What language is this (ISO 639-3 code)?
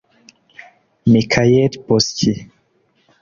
kin